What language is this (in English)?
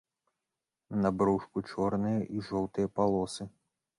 Belarusian